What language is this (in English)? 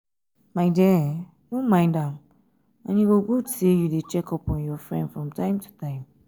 Nigerian Pidgin